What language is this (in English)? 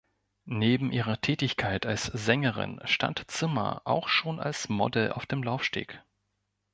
German